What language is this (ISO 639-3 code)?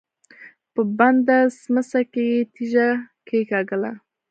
pus